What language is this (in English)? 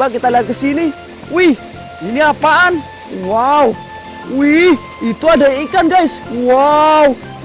Indonesian